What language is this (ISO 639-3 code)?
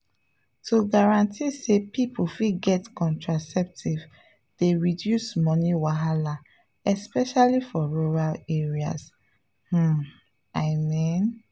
pcm